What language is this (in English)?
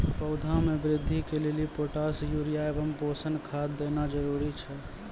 Maithili